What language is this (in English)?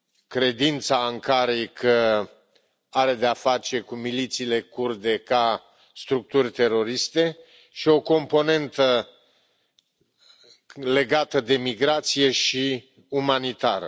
Romanian